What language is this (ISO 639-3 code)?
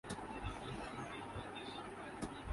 urd